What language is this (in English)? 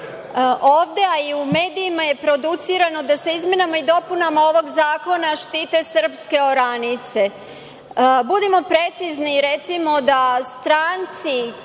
Serbian